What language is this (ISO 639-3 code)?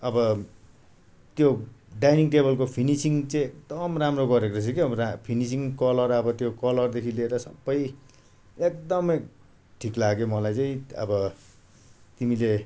nep